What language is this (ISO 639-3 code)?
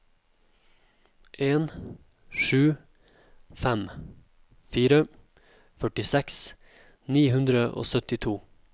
nor